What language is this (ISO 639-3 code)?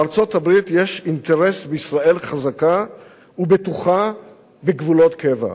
heb